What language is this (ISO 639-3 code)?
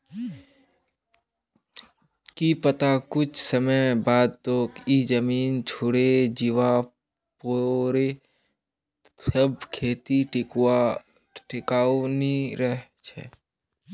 mag